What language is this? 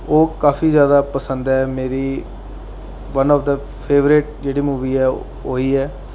Dogri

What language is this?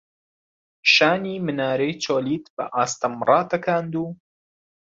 Central Kurdish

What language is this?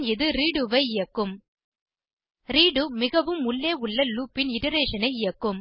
Tamil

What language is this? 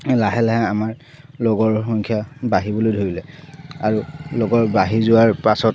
Assamese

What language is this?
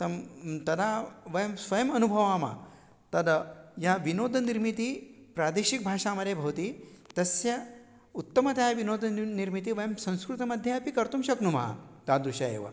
Sanskrit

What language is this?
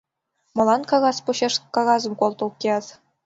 Mari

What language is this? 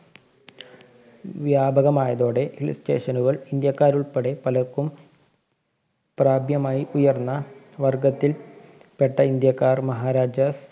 Malayalam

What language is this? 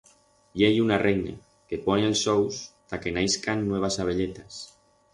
Aragonese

